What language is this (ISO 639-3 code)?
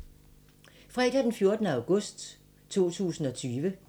dan